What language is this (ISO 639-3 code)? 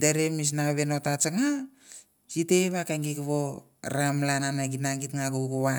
tbf